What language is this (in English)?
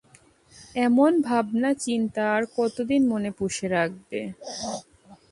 Bangla